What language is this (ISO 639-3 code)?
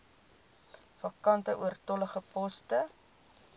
afr